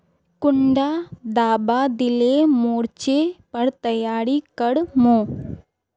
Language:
Magahi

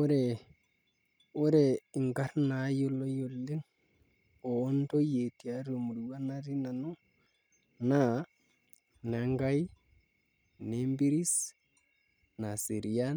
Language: Masai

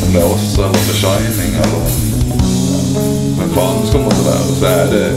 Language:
Norwegian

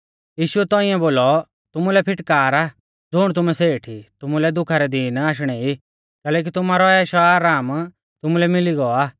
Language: Mahasu Pahari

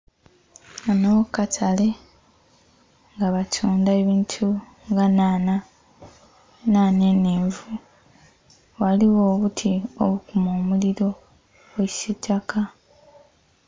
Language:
Soga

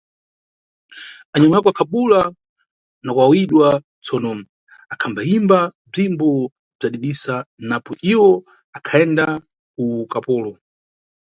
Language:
Nyungwe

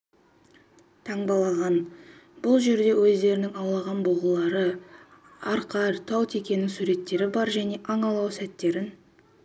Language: Kazakh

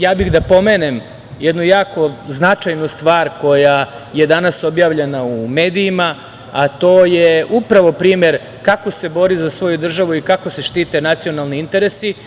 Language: Serbian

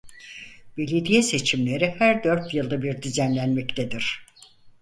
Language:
Turkish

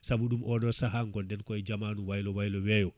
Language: Fula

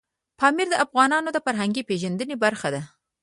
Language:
Pashto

